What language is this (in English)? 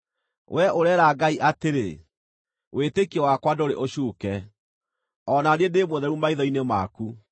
Kikuyu